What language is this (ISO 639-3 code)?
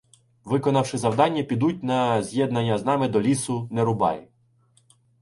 ukr